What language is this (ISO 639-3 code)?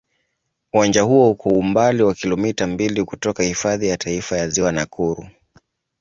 swa